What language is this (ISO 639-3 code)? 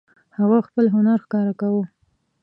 pus